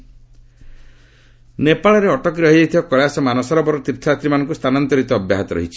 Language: Odia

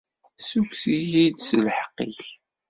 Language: Kabyle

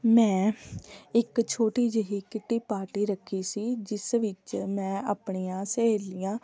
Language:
Punjabi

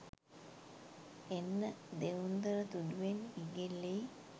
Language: Sinhala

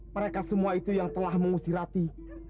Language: Indonesian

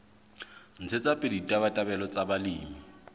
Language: Southern Sotho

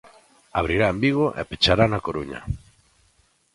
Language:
Galician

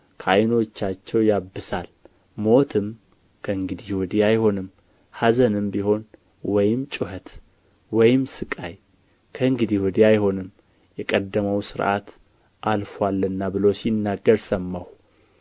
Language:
Amharic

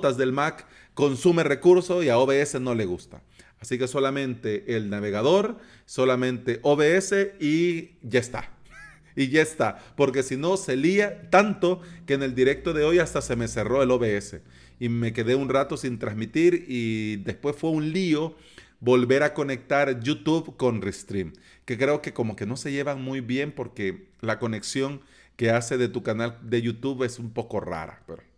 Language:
Spanish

